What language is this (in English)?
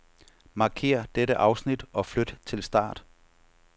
Danish